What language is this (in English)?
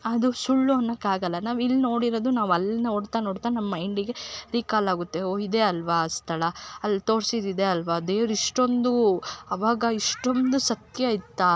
Kannada